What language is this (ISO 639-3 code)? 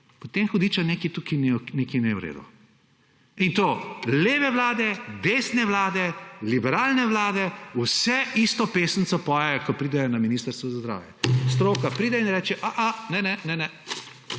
slv